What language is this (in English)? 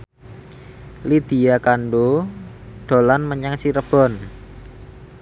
Javanese